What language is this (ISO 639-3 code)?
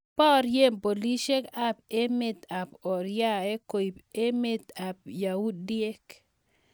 kln